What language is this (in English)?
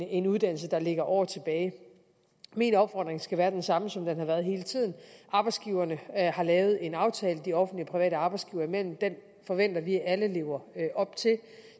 Danish